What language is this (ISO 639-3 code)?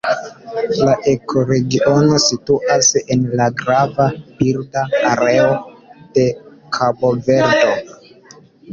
epo